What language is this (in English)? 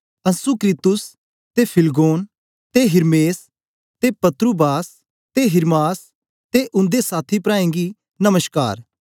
Dogri